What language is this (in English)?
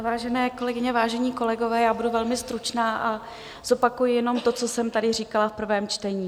Czech